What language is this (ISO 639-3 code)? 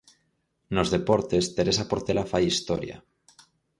glg